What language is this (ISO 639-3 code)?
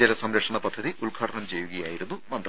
mal